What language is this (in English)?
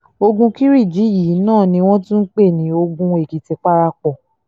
Yoruba